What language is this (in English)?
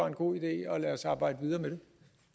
Danish